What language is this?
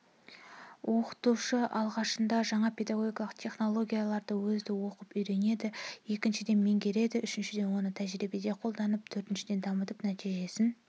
Kazakh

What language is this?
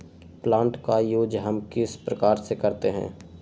Magahi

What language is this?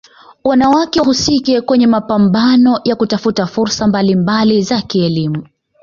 Swahili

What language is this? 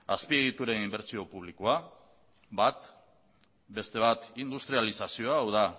Basque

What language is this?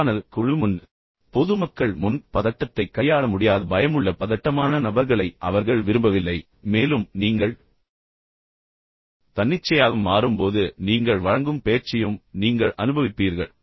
Tamil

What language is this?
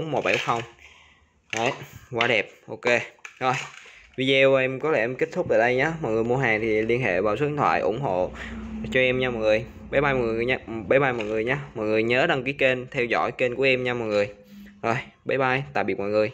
Vietnamese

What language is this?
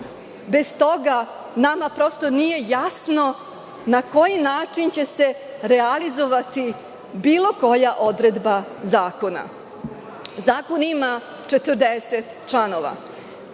Serbian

